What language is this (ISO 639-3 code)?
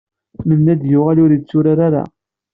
kab